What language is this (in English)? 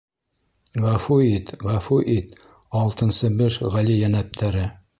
Bashkir